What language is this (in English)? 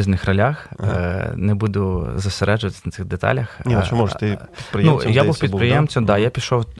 Ukrainian